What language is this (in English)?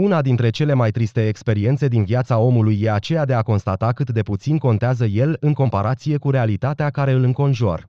Romanian